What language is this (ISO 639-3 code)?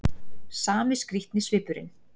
isl